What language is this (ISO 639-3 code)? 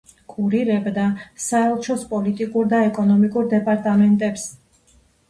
kat